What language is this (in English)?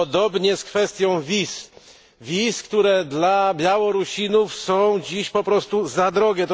Polish